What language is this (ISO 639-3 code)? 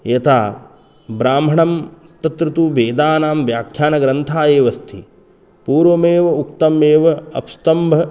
san